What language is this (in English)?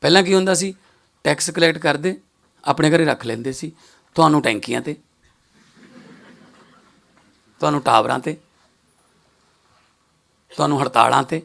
Hindi